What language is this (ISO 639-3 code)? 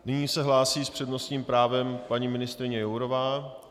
ces